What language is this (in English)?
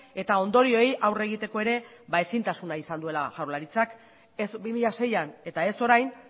Basque